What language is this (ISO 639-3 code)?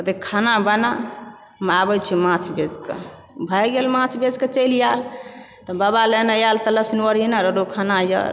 mai